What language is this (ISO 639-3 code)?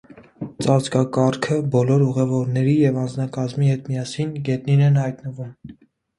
hye